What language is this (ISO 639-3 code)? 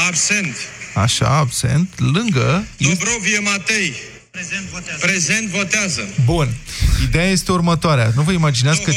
ron